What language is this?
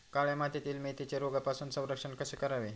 Marathi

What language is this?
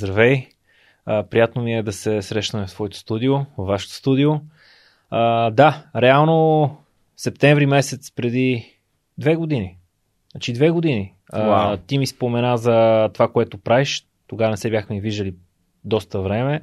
Bulgarian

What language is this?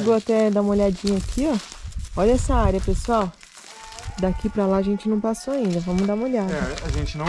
Portuguese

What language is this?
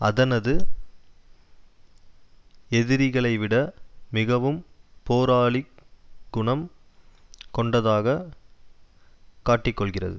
Tamil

